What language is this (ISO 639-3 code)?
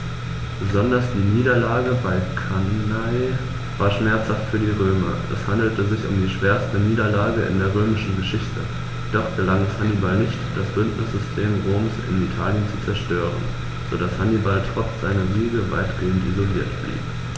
deu